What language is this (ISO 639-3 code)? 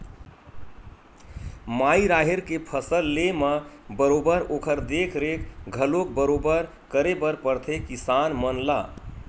hne